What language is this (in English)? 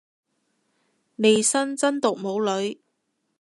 Cantonese